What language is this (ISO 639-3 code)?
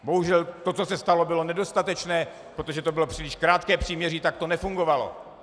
ces